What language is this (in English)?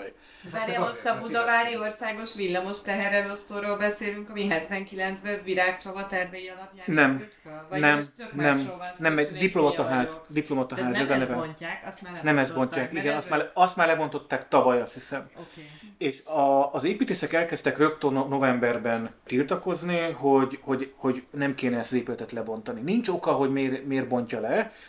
Hungarian